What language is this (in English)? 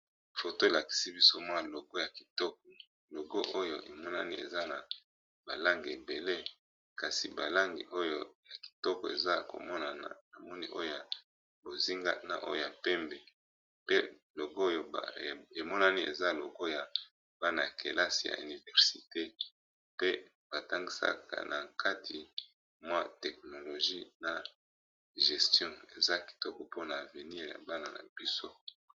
Lingala